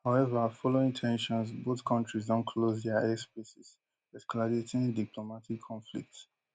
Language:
Nigerian Pidgin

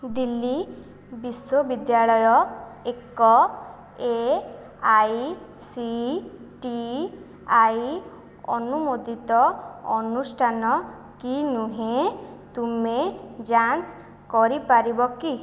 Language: Odia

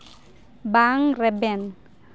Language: Santali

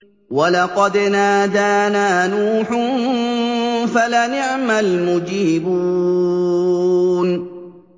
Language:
Arabic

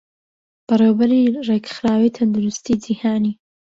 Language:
Central Kurdish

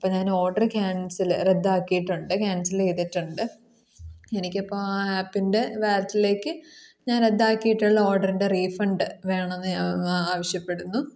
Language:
Malayalam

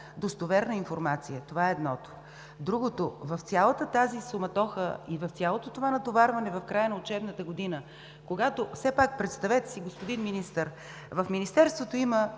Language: Bulgarian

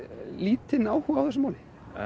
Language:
Icelandic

